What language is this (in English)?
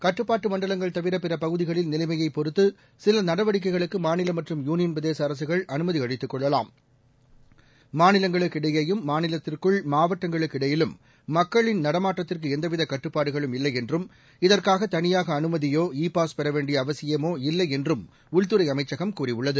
Tamil